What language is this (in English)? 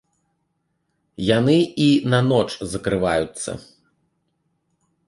Belarusian